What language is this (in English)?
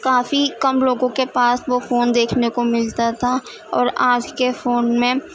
Urdu